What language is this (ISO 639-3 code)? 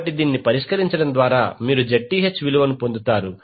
tel